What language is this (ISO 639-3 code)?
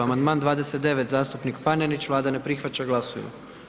hrv